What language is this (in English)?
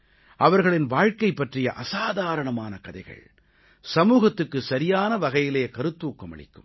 Tamil